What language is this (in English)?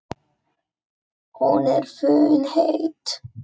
Icelandic